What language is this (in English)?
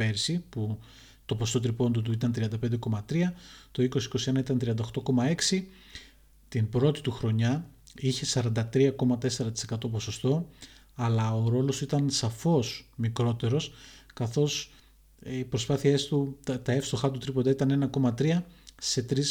Greek